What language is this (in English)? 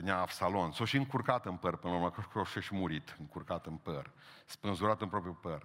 Romanian